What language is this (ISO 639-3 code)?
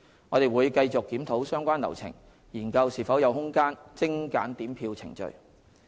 yue